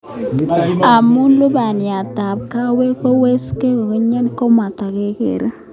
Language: Kalenjin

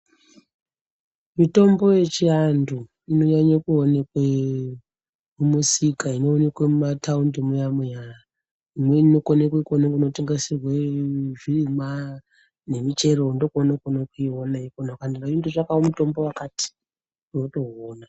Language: Ndau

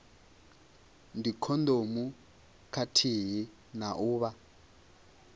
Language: Venda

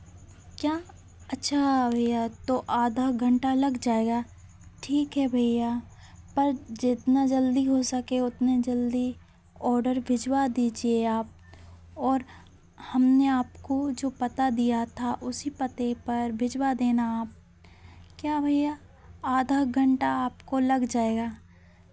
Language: Hindi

